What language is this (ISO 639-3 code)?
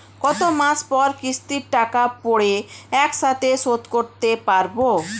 ben